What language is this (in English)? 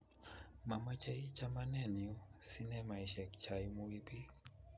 Kalenjin